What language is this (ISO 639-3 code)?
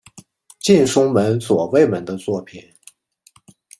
zho